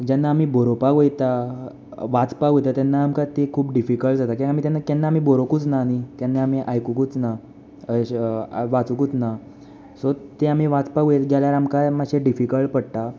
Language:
Konkani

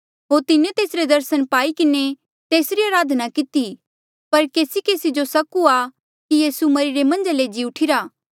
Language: Mandeali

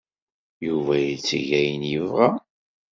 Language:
Kabyle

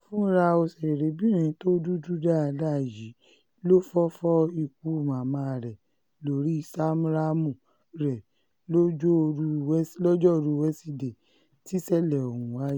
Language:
Yoruba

